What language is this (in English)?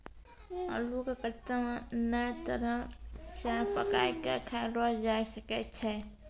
Maithili